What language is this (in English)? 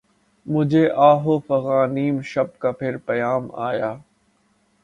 Urdu